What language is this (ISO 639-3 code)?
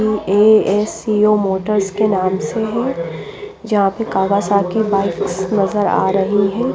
hin